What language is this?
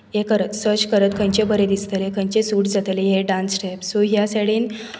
Konkani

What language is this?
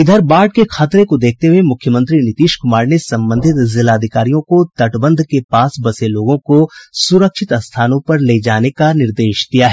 Hindi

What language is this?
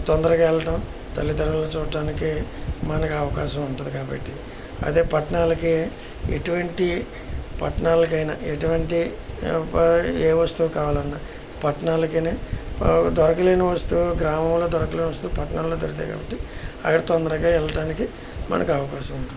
Telugu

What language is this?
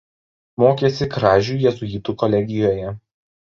Lithuanian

